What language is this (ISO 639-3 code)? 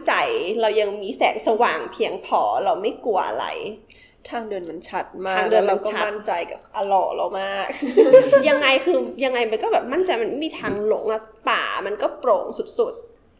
tha